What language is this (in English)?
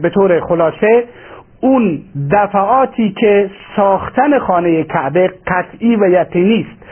Persian